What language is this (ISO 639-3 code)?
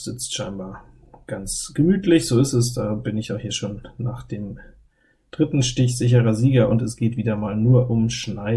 deu